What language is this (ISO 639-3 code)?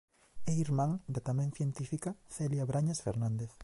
glg